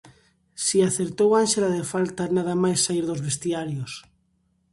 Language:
Galician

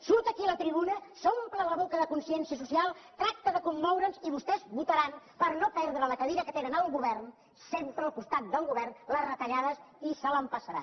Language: Catalan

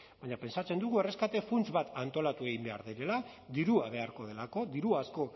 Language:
Basque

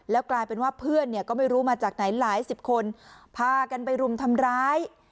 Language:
Thai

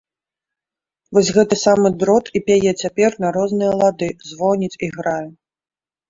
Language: Belarusian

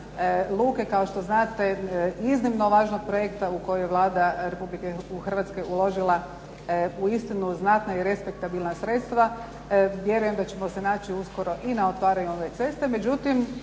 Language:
Croatian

